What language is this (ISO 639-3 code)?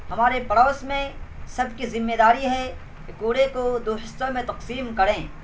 urd